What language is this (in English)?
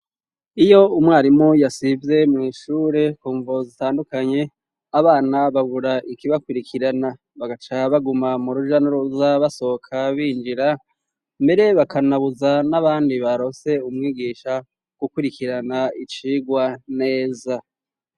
Rundi